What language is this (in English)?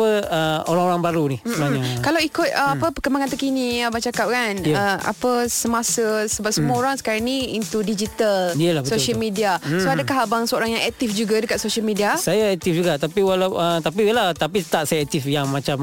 Malay